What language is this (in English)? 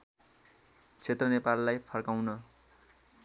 Nepali